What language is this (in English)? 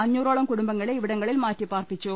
Malayalam